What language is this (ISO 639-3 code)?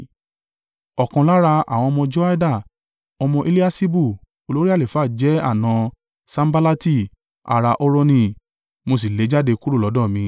yor